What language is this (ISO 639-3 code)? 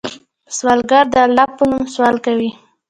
pus